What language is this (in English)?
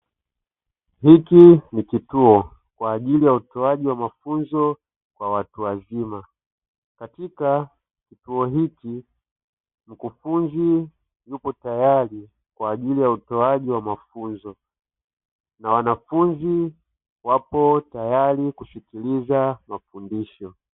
Swahili